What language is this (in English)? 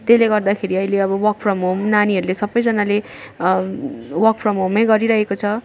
Nepali